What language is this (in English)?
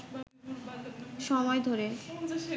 Bangla